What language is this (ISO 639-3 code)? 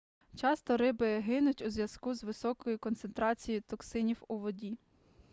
ukr